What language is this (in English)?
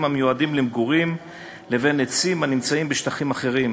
Hebrew